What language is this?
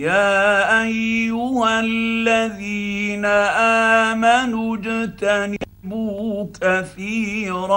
Arabic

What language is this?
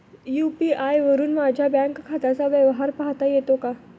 Marathi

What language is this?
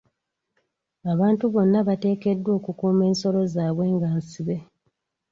Ganda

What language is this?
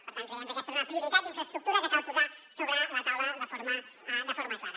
Catalan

